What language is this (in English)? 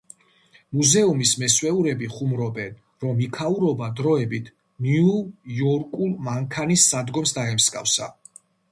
Georgian